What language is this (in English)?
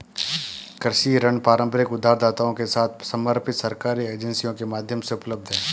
Hindi